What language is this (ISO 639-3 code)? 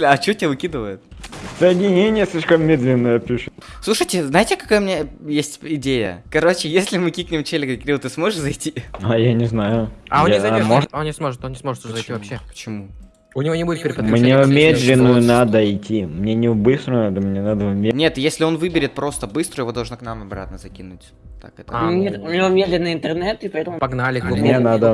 rus